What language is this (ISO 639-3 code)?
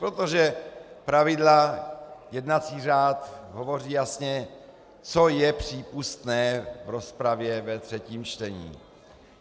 ces